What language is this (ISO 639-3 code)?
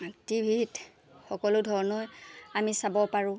asm